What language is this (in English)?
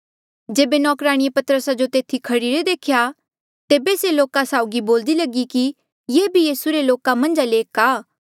Mandeali